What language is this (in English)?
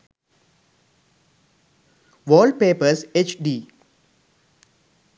Sinhala